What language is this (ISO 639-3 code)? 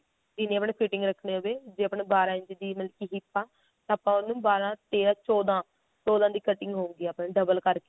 pan